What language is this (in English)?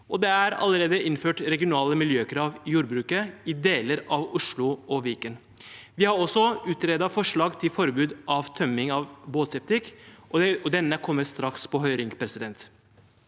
Norwegian